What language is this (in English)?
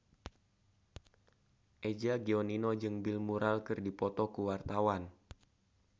Sundanese